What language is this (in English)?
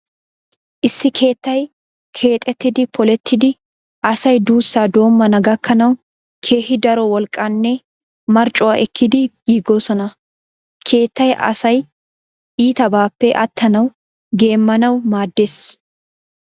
Wolaytta